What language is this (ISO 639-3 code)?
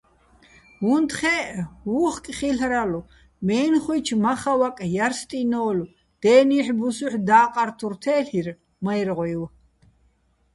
bbl